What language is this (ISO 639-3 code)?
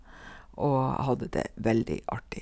nor